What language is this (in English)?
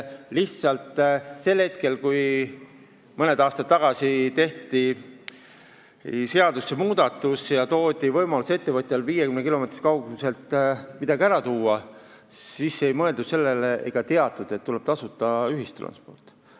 Estonian